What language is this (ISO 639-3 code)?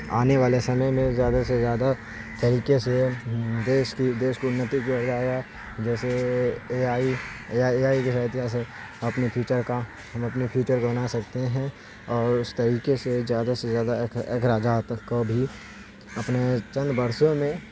urd